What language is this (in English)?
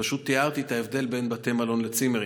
Hebrew